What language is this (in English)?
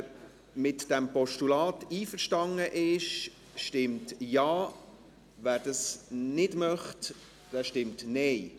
Swiss German